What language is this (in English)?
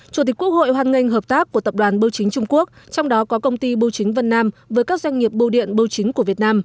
Vietnamese